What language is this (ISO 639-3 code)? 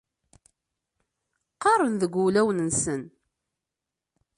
kab